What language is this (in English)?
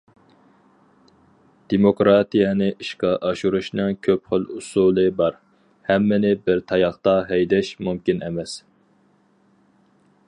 Uyghur